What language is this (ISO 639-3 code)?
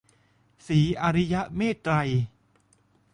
tha